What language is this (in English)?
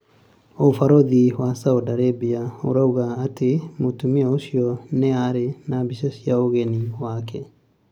Kikuyu